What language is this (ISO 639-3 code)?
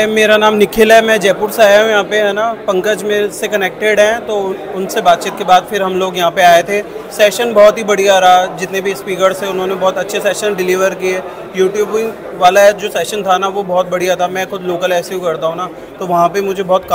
hin